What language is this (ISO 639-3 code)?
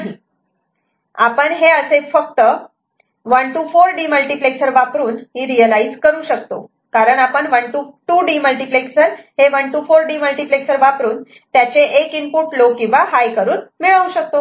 mar